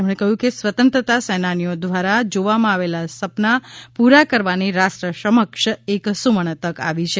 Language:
Gujarati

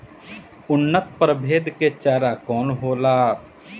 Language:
Bhojpuri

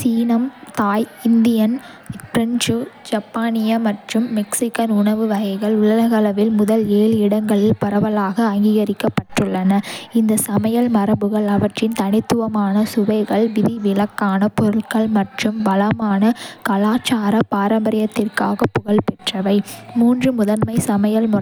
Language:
Kota (India)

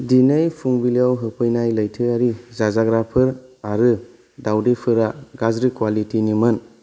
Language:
Bodo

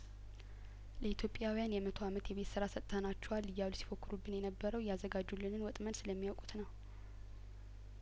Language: Amharic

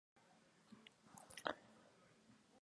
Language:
Mongolian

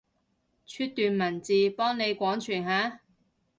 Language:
Cantonese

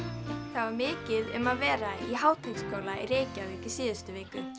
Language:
Icelandic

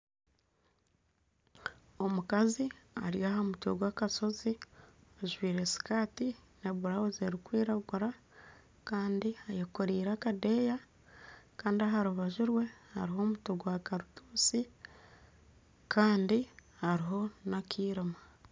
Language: Nyankole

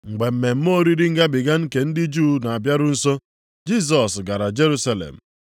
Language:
Igbo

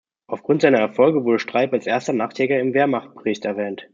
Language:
German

